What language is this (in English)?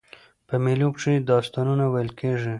Pashto